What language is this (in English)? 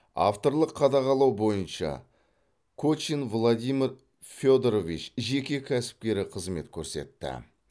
Kazakh